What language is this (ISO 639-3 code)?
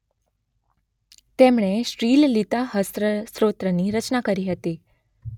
guj